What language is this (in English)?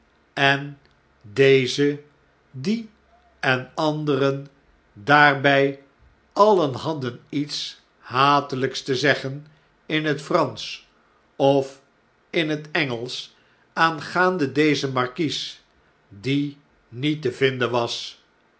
Dutch